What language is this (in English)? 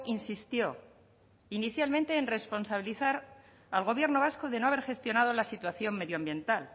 Spanish